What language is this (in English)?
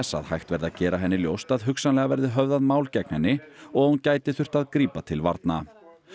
Icelandic